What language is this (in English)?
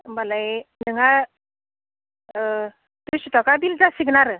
Bodo